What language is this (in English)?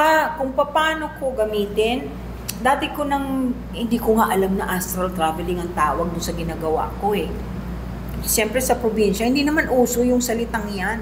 Filipino